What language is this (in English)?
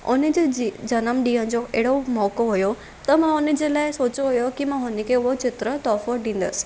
Sindhi